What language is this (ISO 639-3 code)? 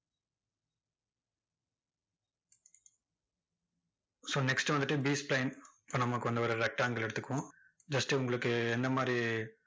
tam